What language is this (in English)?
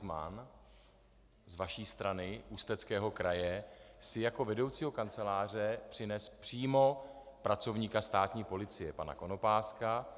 Czech